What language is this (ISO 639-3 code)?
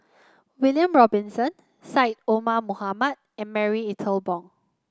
eng